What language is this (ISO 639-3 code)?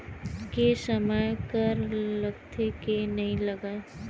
hne